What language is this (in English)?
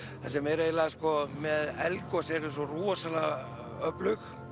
Icelandic